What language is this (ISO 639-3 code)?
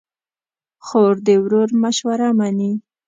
pus